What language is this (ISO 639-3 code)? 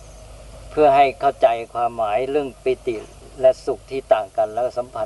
tha